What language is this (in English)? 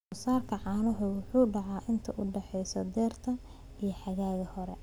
Somali